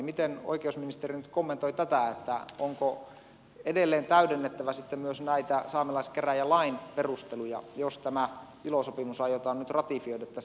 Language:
Finnish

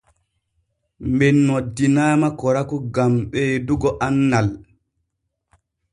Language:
Borgu Fulfulde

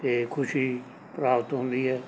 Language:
Punjabi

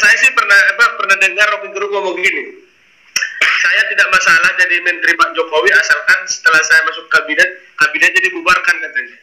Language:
Indonesian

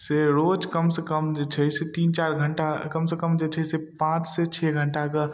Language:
Maithili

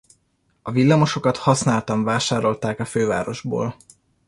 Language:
Hungarian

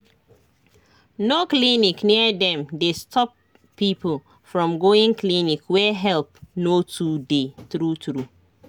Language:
Nigerian Pidgin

